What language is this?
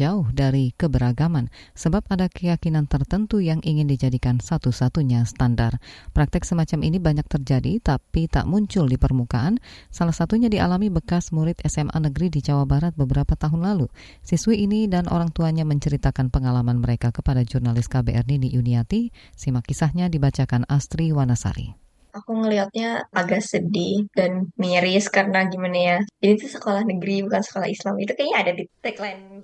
Indonesian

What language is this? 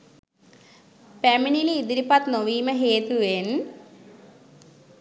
Sinhala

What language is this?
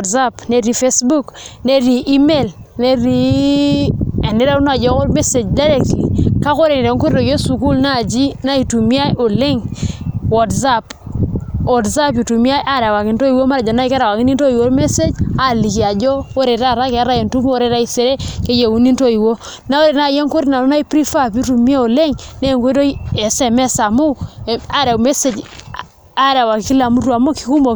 Masai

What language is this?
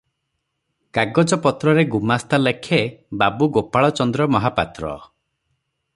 Odia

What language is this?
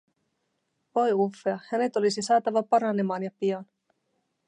Finnish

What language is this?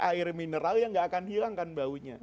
Indonesian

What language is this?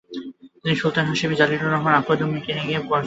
Bangla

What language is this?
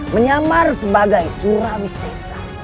Indonesian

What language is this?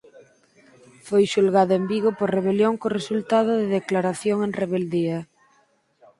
Galician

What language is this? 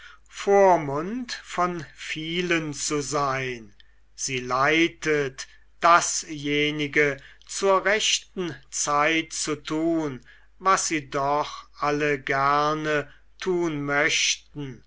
German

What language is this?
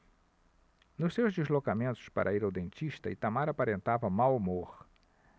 Portuguese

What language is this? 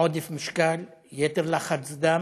Hebrew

